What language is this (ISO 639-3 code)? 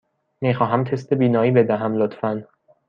fas